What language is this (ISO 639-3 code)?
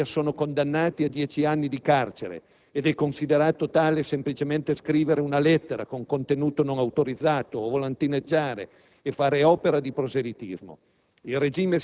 ita